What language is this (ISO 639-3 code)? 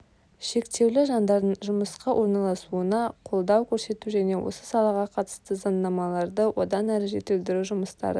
kaz